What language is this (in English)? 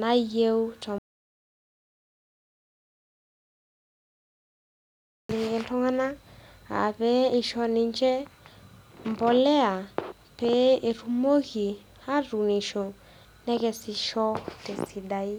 Masai